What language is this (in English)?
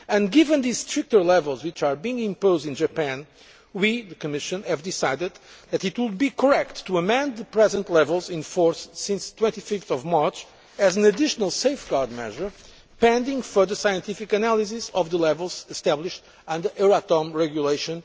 English